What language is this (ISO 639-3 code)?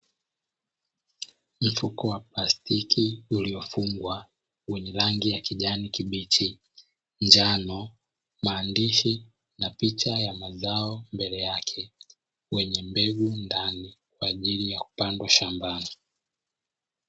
swa